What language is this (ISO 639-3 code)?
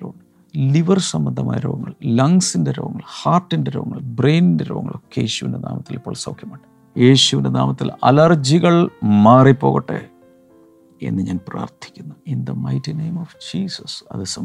mal